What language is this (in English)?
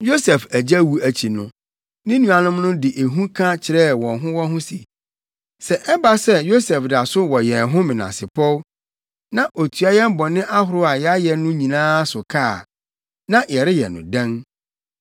Akan